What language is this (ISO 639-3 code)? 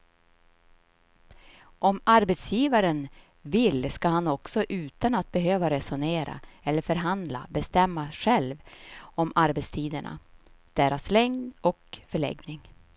swe